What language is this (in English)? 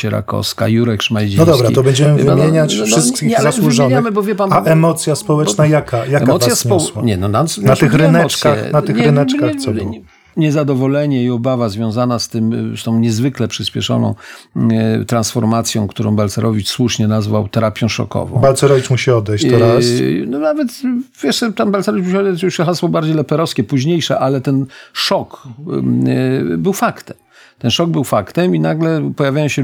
Polish